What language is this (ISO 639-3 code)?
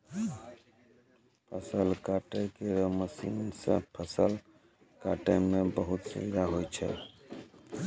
mai